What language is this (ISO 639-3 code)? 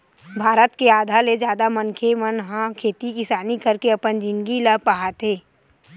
hne